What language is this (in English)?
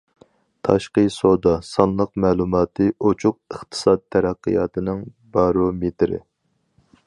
Uyghur